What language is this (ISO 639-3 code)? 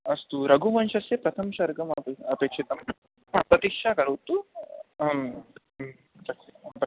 san